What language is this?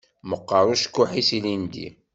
Kabyle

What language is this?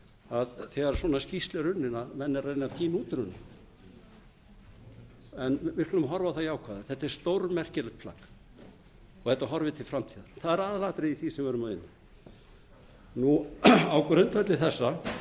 Icelandic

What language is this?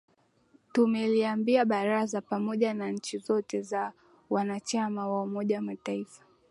Swahili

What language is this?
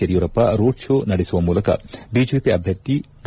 Kannada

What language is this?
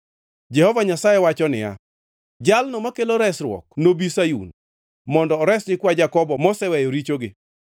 Luo (Kenya and Tanzania)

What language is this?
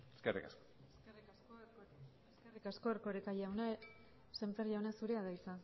Basque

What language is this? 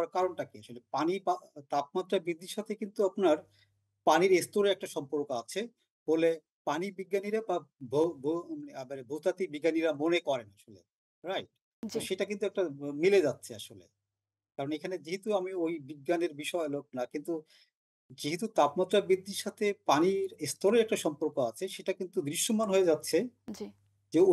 Bangla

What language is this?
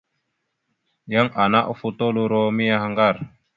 Mada (Cameroon)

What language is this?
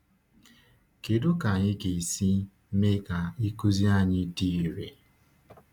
Igbo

